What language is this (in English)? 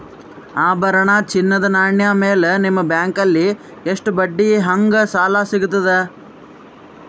Kannada